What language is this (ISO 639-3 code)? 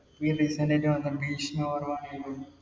mal